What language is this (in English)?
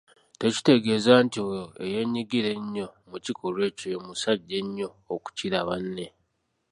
Ganda